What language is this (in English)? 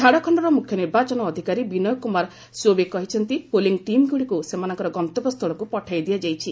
Odia